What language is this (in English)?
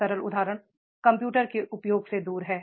Hindi